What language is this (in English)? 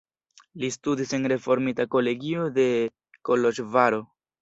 Esperanto